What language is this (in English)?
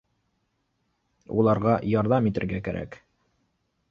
Bashkir